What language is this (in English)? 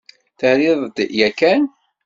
Kabyle